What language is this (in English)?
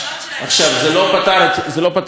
Hebrew